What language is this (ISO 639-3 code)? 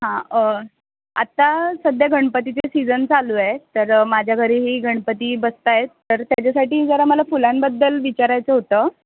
mar